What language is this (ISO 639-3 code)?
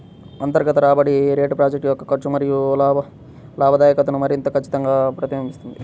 tel